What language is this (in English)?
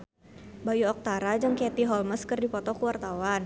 Sundanese